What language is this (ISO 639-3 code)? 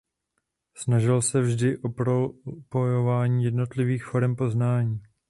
ces